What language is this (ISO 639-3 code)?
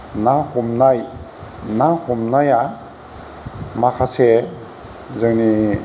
brx